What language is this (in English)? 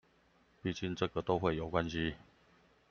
Chinese